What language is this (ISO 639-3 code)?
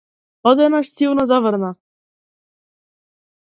mkd